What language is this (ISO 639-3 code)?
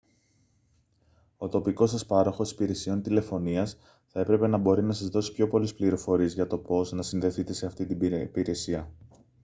ell